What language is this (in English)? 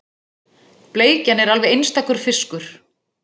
Icelandic